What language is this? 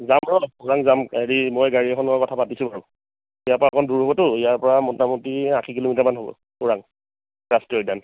Assamese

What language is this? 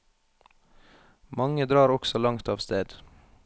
Norwegian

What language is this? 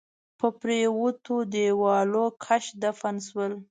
Pashto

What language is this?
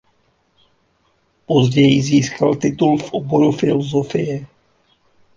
Czech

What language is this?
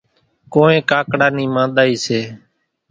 Kachi Koli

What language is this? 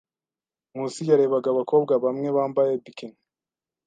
Kinyarwanda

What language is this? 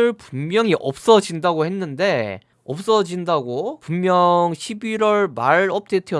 Korean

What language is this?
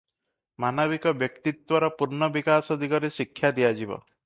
Odia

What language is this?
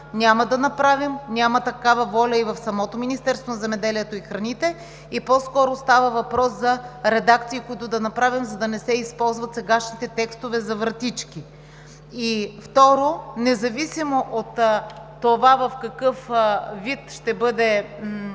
Bulgarian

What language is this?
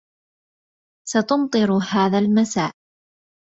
Arabic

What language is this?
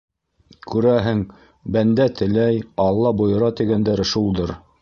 Bashkir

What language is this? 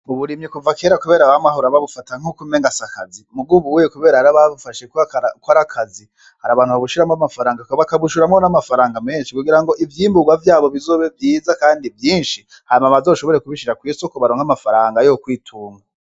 Rundi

